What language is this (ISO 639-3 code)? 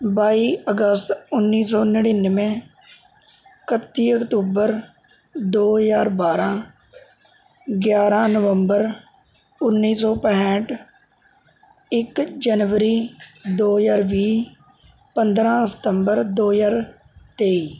pan